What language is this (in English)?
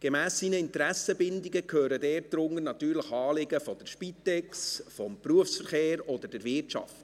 Swiss German